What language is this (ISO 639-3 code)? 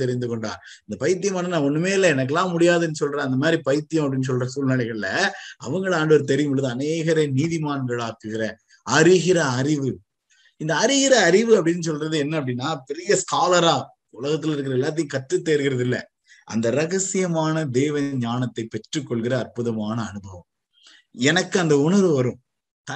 tam